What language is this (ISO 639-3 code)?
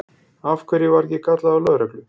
isl